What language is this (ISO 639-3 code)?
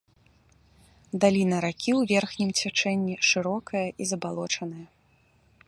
bel